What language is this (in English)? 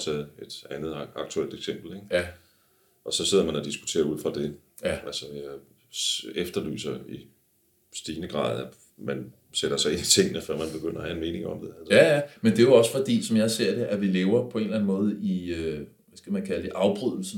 Danish